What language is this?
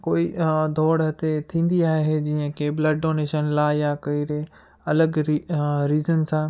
Sindhi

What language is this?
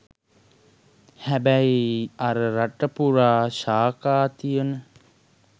Sinhala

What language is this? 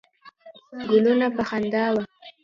Pashto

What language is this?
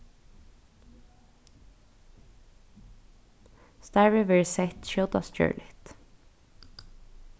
Faroese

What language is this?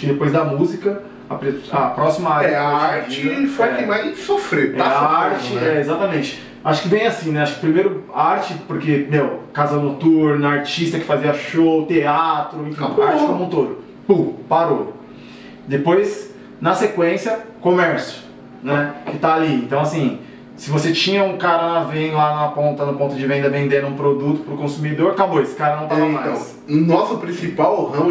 Portuguese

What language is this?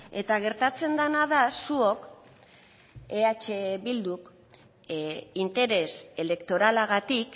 Basque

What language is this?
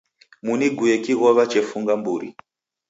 Taita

